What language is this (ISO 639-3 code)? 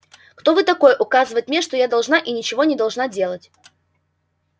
rus